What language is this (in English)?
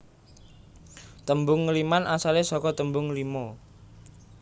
Javanese